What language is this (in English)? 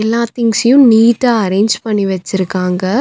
Tamil